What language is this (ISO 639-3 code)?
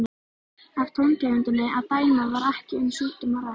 isl